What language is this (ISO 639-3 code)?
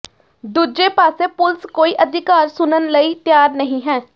pan